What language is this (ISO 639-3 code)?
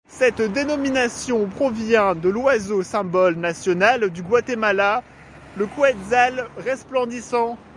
fra